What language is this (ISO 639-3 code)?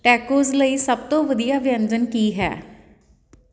pan